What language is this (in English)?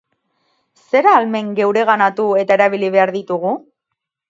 Basque